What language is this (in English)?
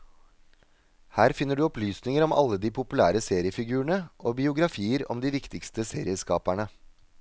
Norwegian